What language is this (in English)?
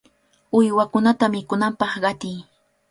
Cajatambo North Lima Quechua